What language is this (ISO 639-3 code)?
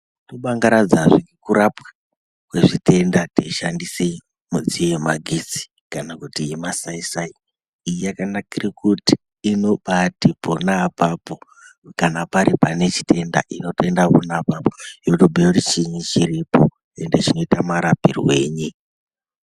ndc